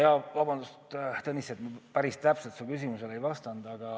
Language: Estonian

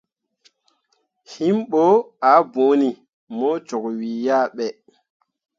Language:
Mundang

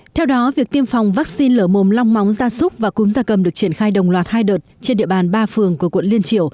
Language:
Vietnamese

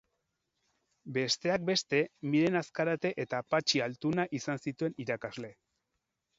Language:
Basque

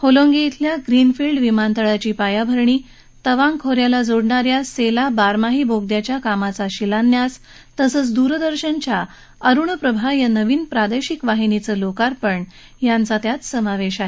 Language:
Marathi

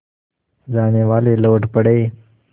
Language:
Hindi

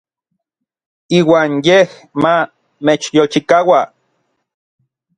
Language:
Orizaba Nahuatl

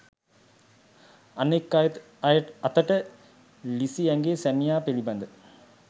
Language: Sinhala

